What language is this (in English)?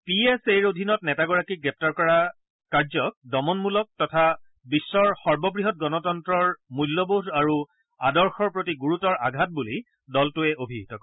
Assamese